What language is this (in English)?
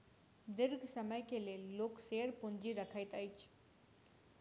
Maithili